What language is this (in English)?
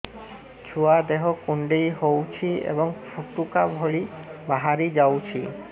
Odia